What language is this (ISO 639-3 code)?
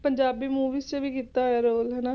pan